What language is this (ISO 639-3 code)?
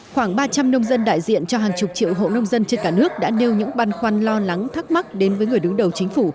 vie